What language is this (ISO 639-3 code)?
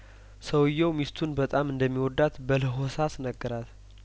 amh